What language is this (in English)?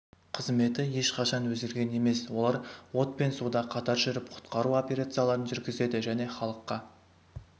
Kazakh